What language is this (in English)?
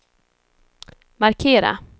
Swedish